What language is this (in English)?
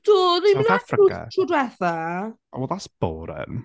Welsh